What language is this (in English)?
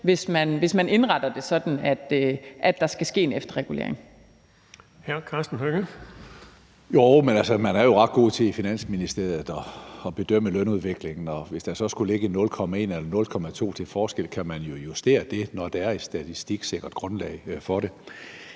Danish